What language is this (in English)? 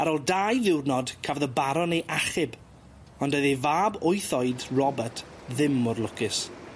Welsh